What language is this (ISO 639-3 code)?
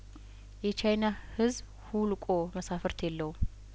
amh